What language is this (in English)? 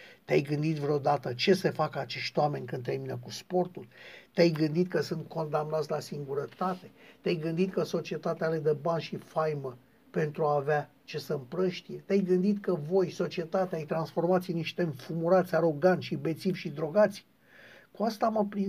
Romanian